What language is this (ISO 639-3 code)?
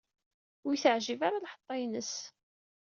kab